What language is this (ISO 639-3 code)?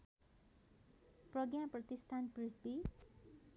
nep